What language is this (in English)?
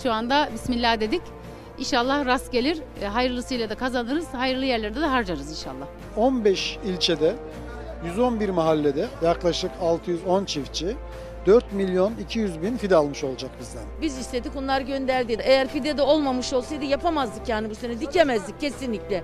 Turkish